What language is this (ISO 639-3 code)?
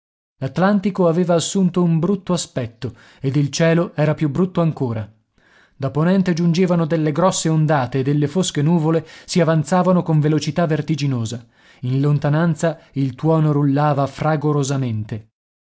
ita